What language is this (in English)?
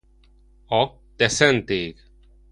Hungarian